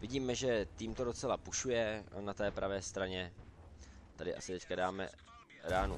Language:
Czech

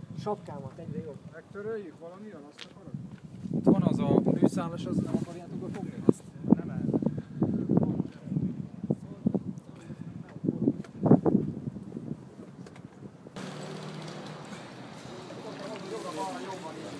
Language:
Hungarian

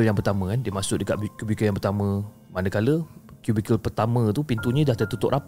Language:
Malay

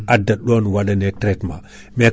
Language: Fula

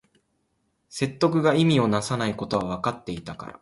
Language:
Japanese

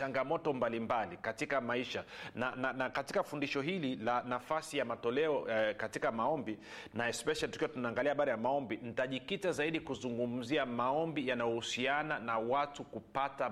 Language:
Swahili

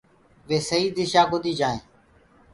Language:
Gurgula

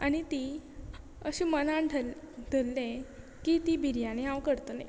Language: Konkani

